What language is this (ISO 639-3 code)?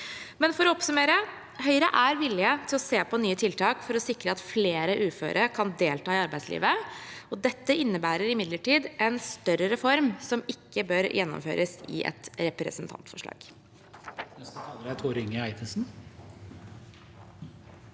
nor